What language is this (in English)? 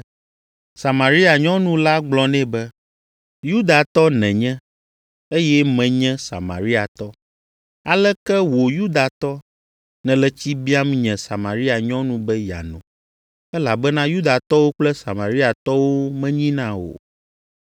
Ewe